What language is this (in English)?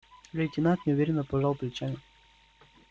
Russian